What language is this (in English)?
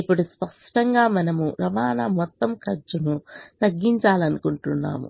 Telugu